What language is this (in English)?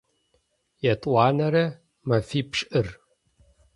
Adyghe